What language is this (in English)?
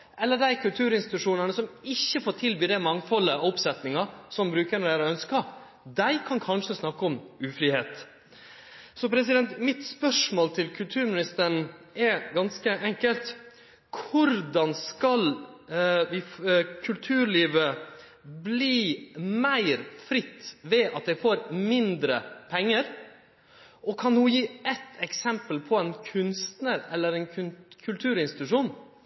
Norwegian Nynorsk